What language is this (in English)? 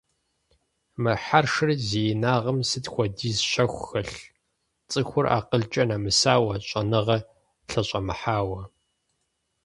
Kabardian